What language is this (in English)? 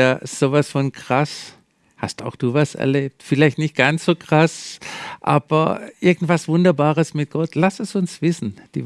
German